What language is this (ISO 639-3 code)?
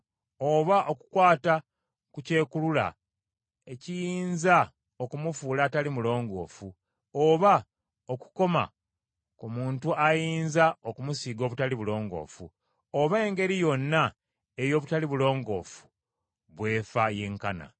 lug